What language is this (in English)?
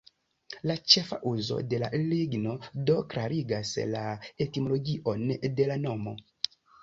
Esperanto